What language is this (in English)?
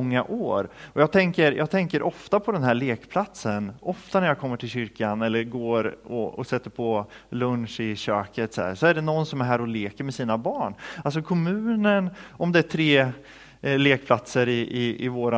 Swedish